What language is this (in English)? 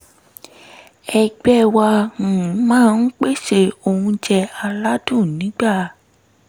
Yoruba